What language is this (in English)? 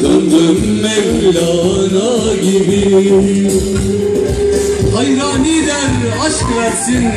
Turkish